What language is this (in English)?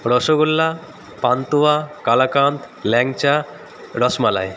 Bangla